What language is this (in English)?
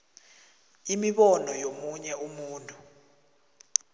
South Ndebele